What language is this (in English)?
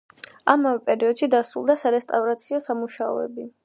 Georgian